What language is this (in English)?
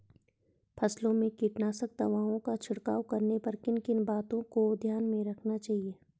Hindi